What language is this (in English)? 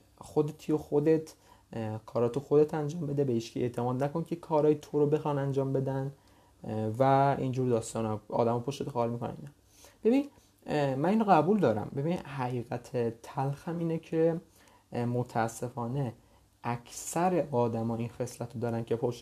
Persian